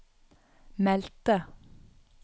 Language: Norwegian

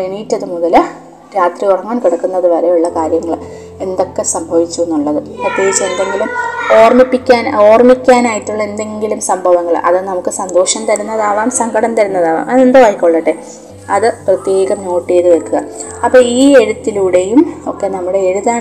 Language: Malayalam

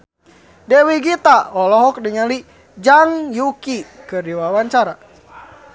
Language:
Sundanese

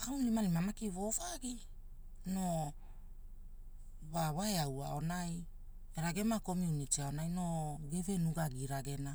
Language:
Hula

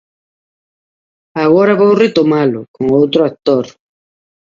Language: Galician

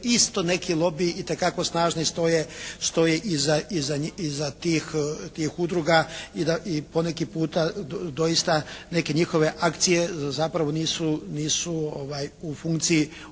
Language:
Croatian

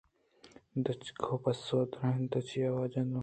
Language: Eastern Balochi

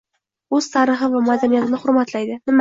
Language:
Uzbek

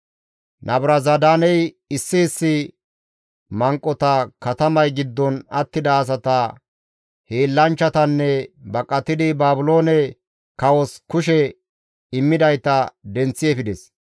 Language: Gamo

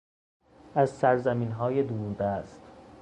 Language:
Persian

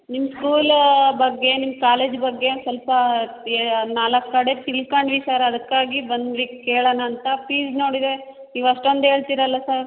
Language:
Kannada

